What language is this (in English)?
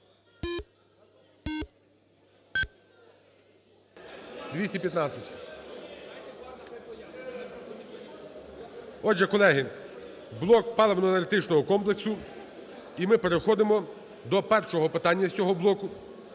Ukrainian